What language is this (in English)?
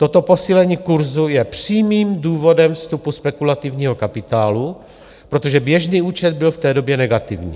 Czech